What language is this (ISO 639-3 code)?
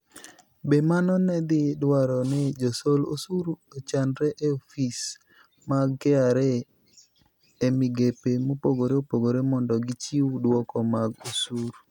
luo